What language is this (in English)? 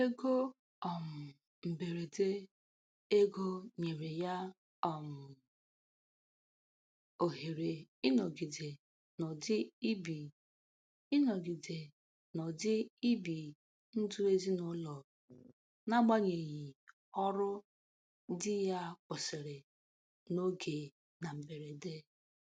Igbo